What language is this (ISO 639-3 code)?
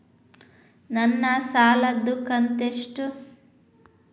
kan